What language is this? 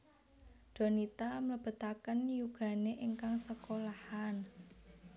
Javanese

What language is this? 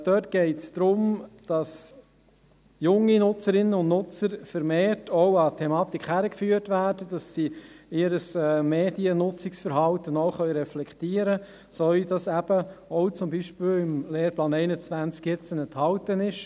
Swiss German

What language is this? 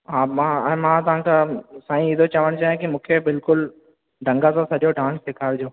Sindhi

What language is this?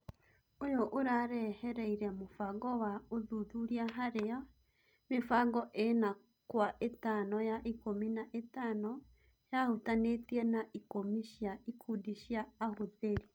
Kikuyu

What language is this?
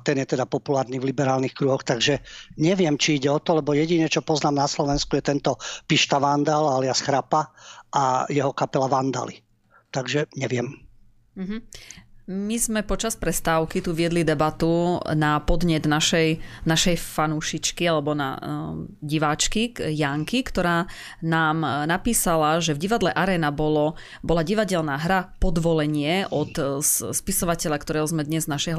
Slovak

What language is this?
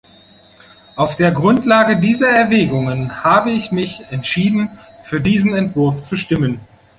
German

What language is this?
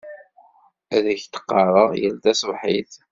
Kabyle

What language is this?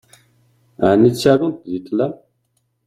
Kabyle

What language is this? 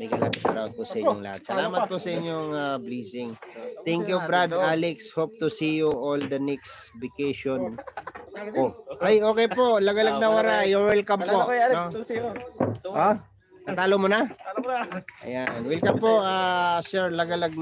Filipino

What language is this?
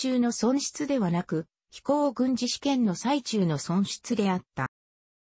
Japanese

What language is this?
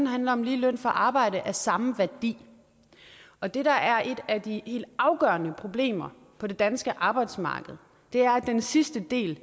Danish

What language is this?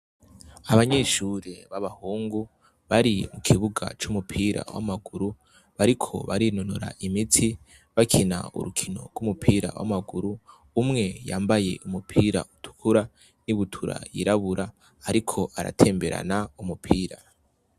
Rundi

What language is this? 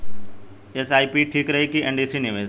Bhojpuri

